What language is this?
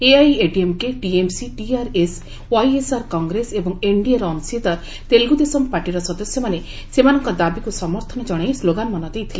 Odia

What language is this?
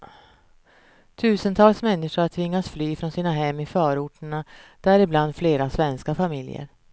Swedish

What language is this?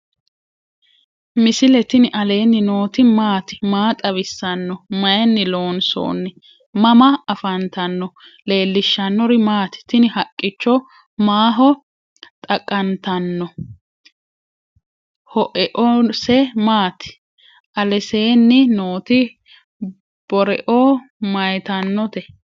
Sidamo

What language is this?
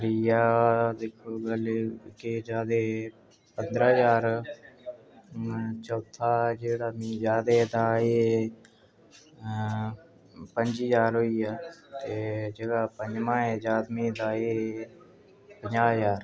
Dogri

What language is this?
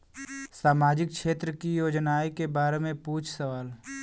Bhojpuri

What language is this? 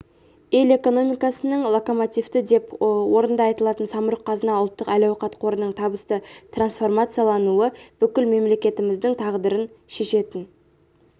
Kazakh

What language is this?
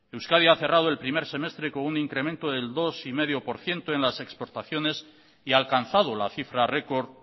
Spanish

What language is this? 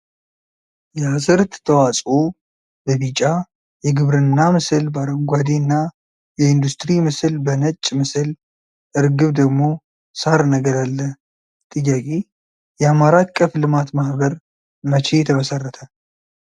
Amharic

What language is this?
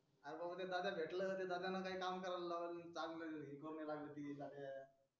Marathi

